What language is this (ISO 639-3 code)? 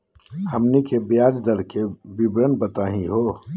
mag